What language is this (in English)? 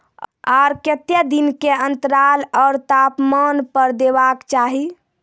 Maithili